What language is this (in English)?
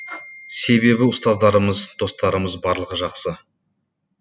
Kazakh